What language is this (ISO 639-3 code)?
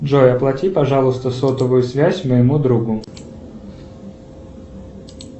rus